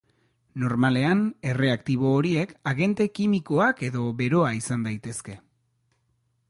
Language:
Basque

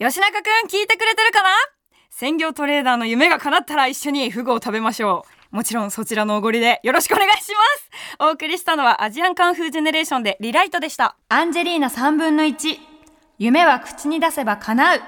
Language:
Japanese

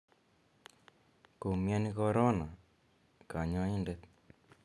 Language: Kalenjin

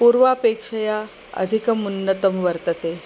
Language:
Sanskrit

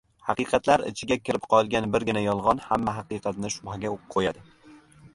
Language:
Uzbek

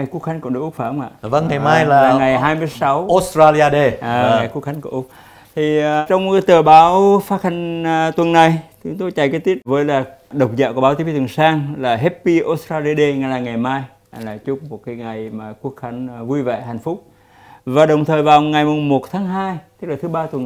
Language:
Vietnamese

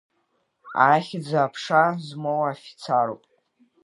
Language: Abkhazian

